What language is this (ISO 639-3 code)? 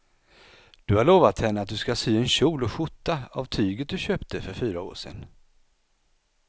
swe